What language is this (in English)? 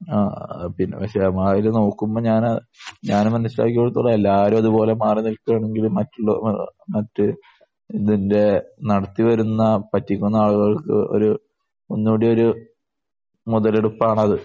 Malayalam